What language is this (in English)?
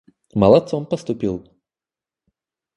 Russian